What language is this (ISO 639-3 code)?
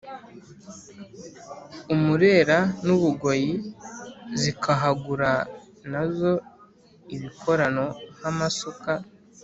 kin